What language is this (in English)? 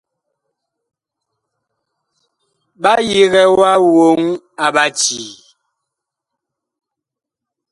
Bakoko